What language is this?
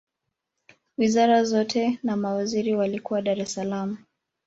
Swahili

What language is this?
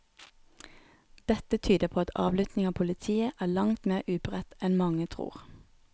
Norwegian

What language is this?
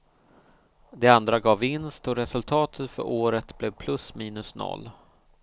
Swedish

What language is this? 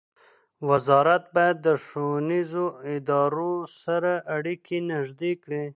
Pashto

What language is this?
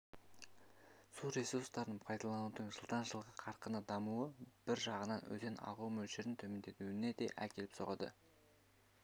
Kazakh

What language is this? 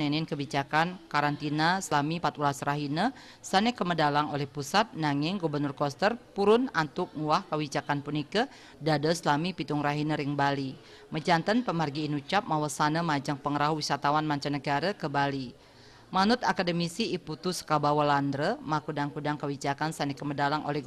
Indonesian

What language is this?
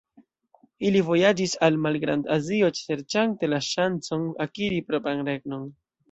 Esperanto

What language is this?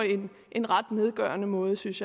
Danish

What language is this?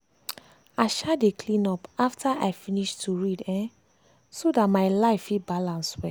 Nigerian Pidgin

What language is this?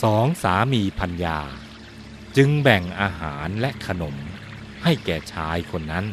Thai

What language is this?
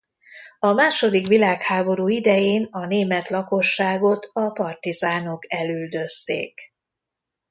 Hungarian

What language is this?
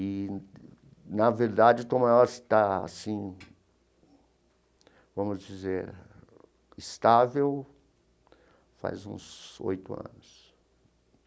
Portuguese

